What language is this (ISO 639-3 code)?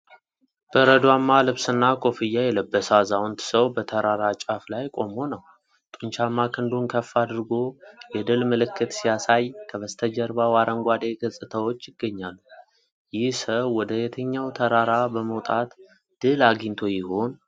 amh